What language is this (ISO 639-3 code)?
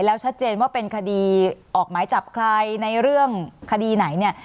tha